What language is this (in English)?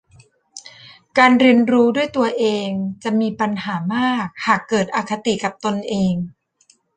Thai